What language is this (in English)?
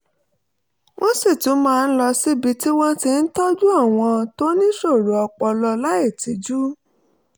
Yoruba